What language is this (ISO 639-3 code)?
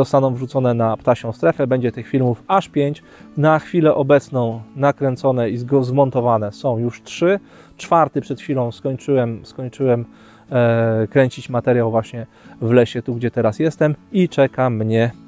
pol